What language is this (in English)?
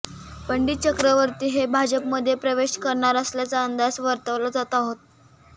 Marathi